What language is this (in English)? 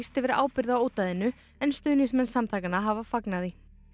Icelandic